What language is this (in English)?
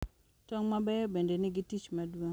Luo (Kenya and Tanzania)